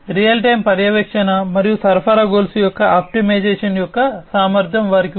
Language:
Telugu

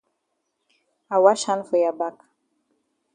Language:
Cameroon Pidgin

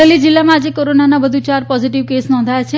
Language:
Gujarati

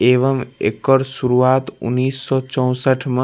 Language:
Maithili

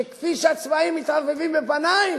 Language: Hebrew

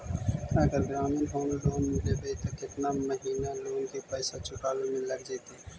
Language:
Magahi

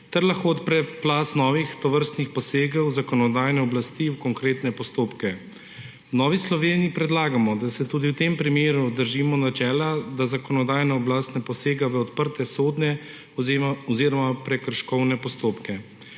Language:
Slovenian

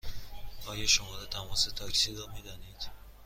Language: Persian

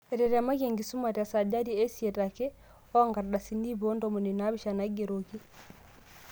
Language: Masai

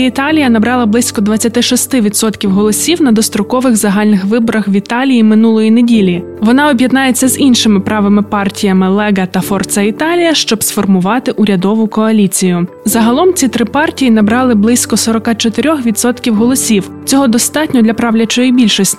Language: Ukrainian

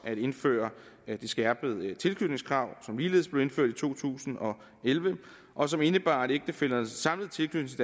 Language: Danish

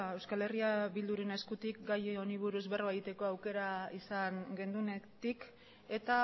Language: Basque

